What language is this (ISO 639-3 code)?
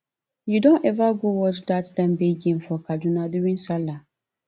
pcm